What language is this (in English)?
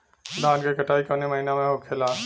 Bhojpuri